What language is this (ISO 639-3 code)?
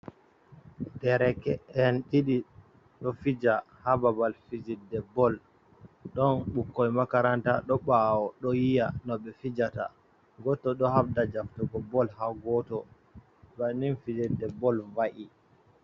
ful